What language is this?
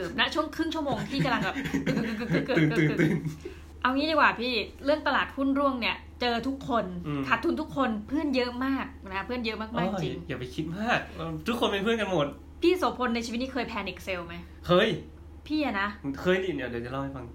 Thai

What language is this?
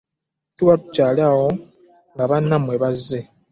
Ganda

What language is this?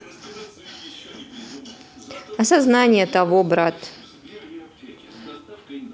Russian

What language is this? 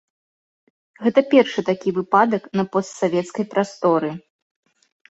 Belarusian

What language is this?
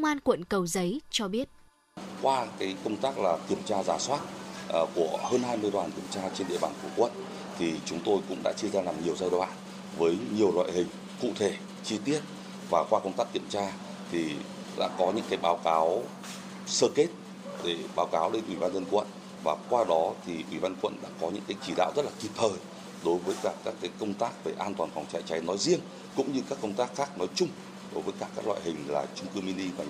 Vietnamese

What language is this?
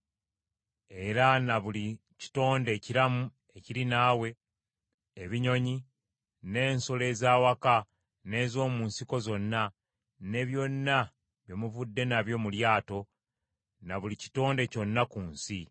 Ganda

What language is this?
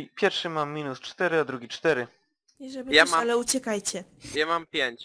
Polish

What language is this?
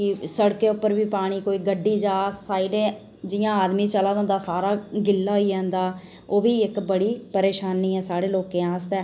Dogri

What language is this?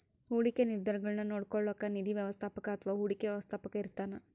Kannada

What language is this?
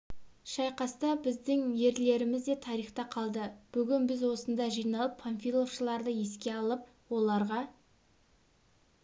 Kazakh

